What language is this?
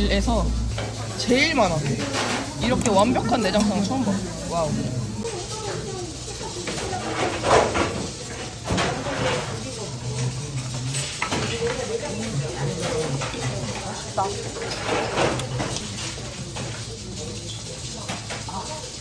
Korean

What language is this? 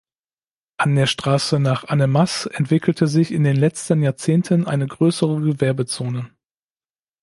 German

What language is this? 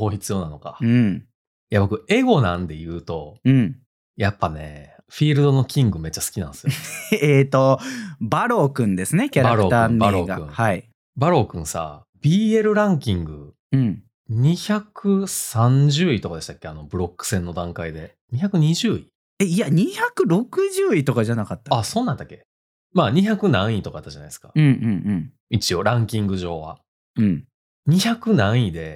Japanese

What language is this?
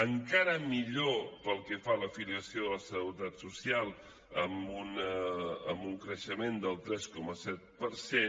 Catalan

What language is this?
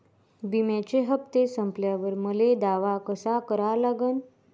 Marathi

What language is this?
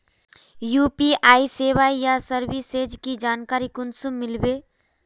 Magahi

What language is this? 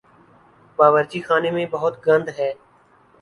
Urdu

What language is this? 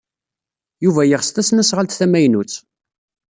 Kabyle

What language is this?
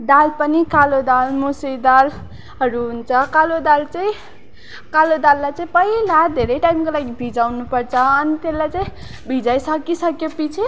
Nepali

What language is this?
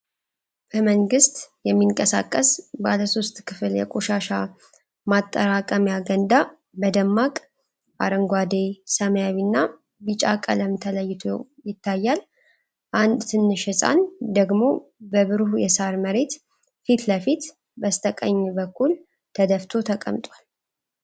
Amharic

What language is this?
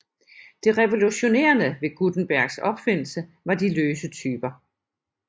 Danish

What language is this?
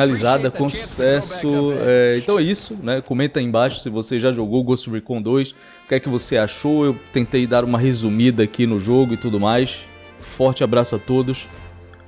Portuguese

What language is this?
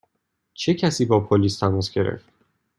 Persian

